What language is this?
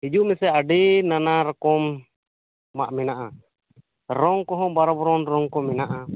Santali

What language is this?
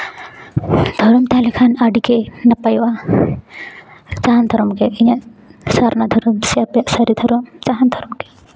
Santali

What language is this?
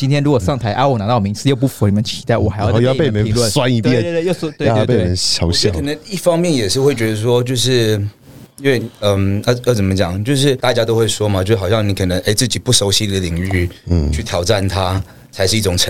Chinese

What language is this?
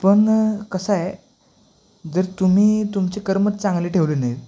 Marathi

